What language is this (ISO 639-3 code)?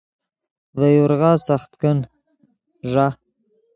ydg